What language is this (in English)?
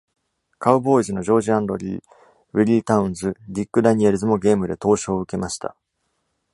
Japanese